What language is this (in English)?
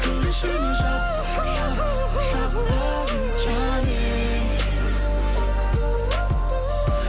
Kazakh